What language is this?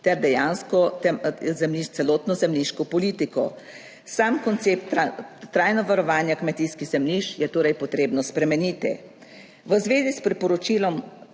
Slovenian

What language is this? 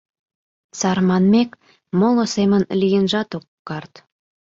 Mari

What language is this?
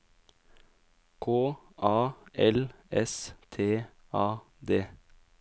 Norwegian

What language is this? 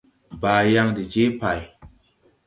Tupuri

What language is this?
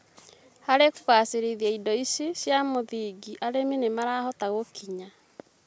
Kikuyu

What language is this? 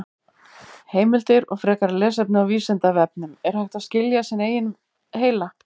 Icelandic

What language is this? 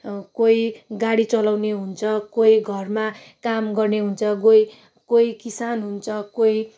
Nepali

